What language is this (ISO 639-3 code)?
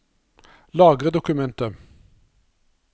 nor